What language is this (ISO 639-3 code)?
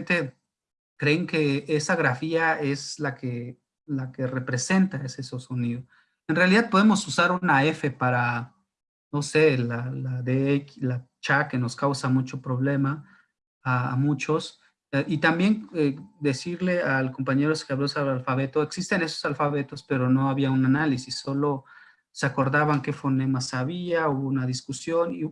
spa